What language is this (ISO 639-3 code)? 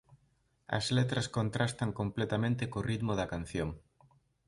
glg